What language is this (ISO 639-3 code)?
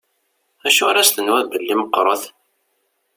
kab